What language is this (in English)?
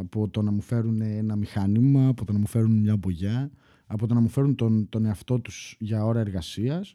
Greek